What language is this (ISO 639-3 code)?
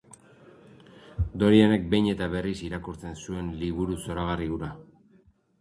eus